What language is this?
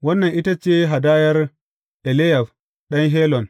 Hausa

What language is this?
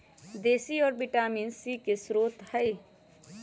Magahi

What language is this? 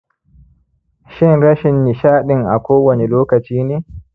Hausa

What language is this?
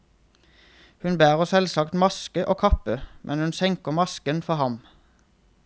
Norwegian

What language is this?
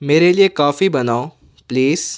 Urdu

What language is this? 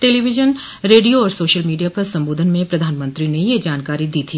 Hindi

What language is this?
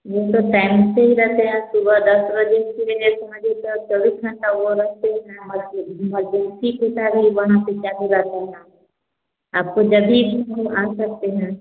Hindi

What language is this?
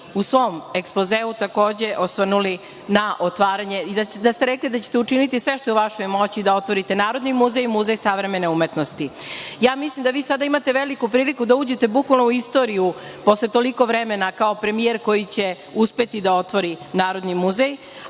Serbian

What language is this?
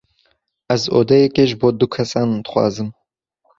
Kurdish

